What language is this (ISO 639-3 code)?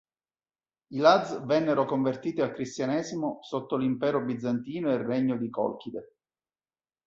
ita